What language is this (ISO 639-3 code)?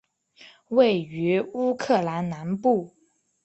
zho